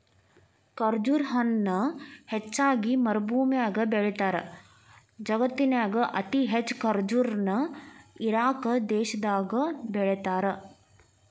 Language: Kannada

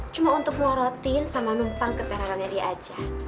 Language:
Indonesian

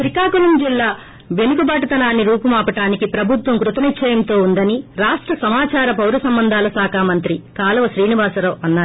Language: Telugu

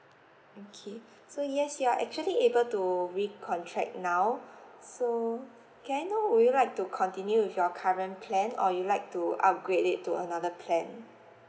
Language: English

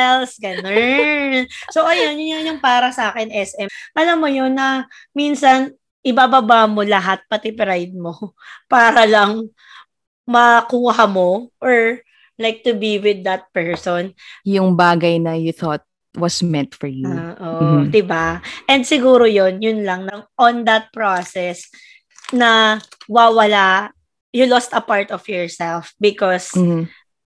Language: Filipino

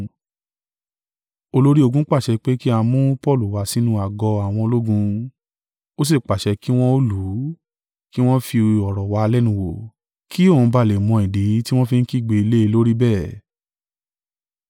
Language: Yoruba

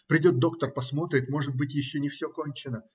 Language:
Russian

